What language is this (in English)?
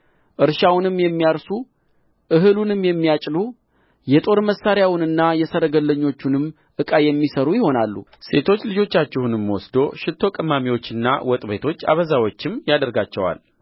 Amharic